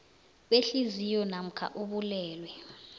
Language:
South Ndebele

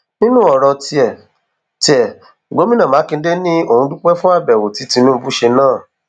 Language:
Yoruba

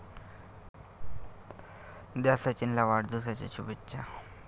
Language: Marathi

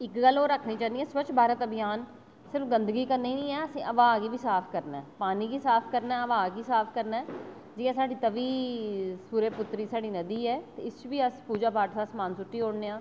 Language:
Dogri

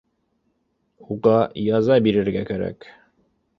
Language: Bashkir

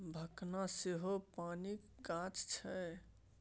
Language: Maithili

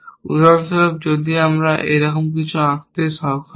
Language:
Bangla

